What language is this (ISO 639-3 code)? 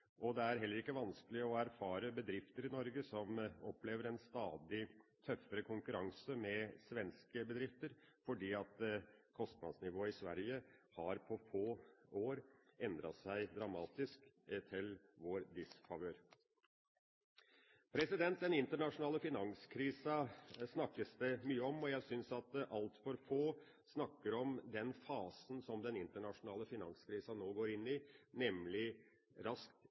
nob